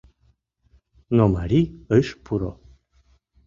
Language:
Mari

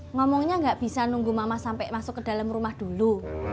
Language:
Indonesian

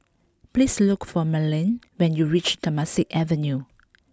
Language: English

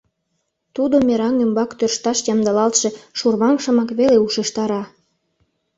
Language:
Mari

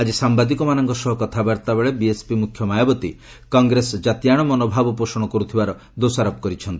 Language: Odia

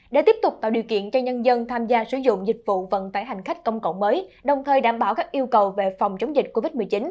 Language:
Vietnamese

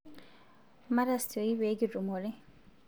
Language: Masai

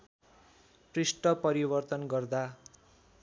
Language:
Nepali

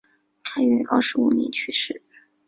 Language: Chinese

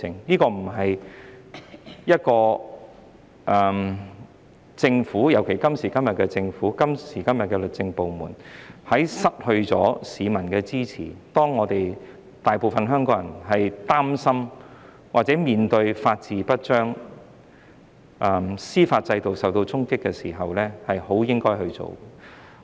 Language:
Cantonese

